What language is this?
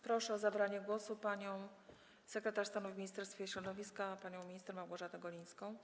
Polish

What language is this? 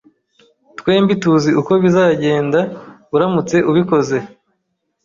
Kinyarwanda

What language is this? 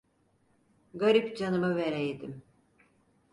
Turkish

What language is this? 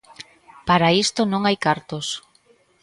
Galician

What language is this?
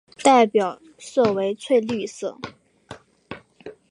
Chinese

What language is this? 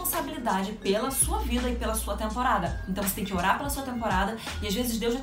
Portuguese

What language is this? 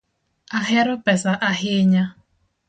Luo (Kenya and Tanzania)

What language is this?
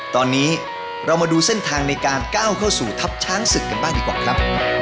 Thai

